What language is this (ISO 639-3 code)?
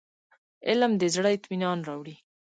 pus